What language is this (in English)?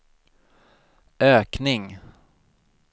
Swedish